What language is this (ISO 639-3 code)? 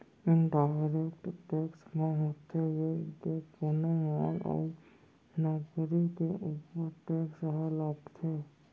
hne